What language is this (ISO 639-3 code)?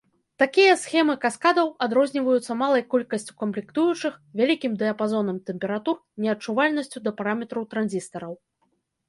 bel